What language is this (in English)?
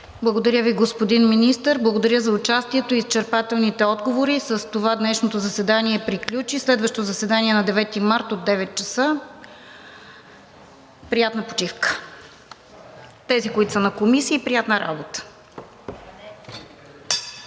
Bulgarian